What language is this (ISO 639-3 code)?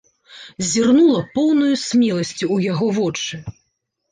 bel